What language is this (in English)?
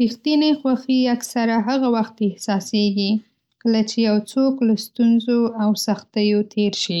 Pashto